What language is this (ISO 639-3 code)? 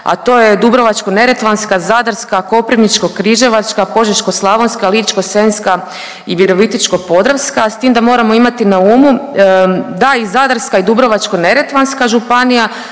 hrv